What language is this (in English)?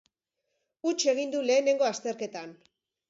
Basque